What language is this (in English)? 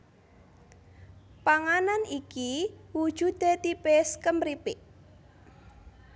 Javanese